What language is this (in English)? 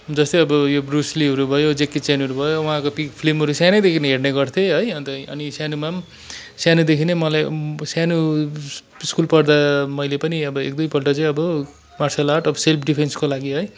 Nepali